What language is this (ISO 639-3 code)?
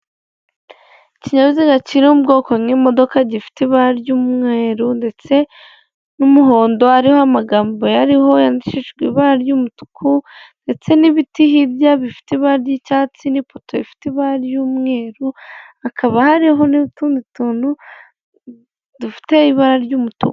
kin